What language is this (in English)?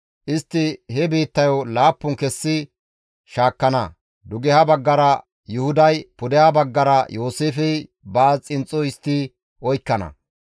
Gamo